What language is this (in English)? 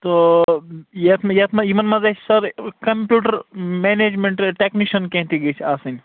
Kashmiri